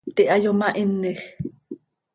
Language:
Seri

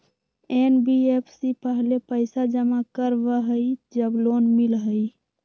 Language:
Magahi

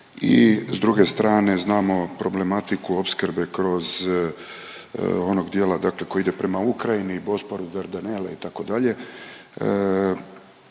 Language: Croatian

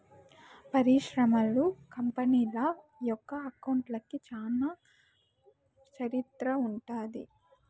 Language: Telugu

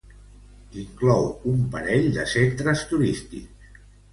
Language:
Catalan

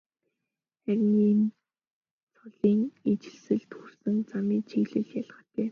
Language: Mongolian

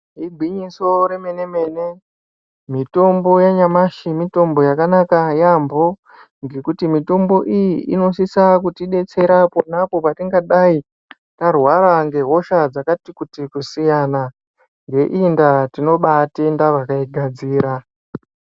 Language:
Ndau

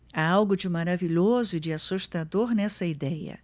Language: Portuguese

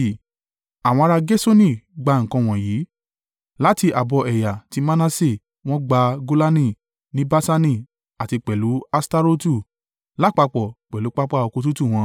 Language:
Yoruba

